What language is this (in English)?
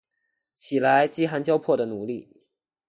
Chinese